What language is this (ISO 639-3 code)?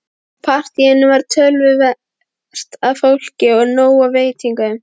isl